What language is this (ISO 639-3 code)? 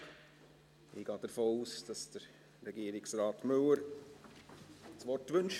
gsw